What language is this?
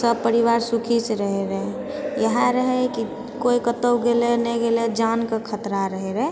Maithili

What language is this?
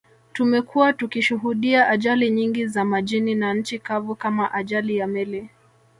Swahili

